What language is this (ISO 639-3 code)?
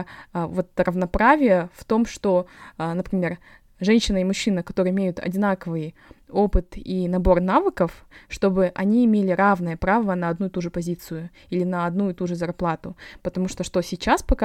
rus